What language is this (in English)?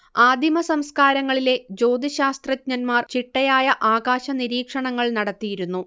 Malayalam